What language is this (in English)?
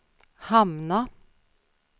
Swedish